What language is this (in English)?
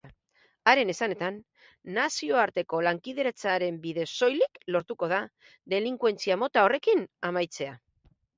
Basque